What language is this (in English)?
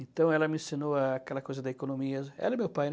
Portuguese